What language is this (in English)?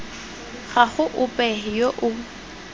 Tswana